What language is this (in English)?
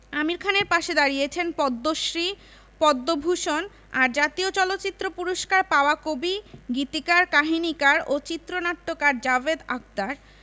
Bangla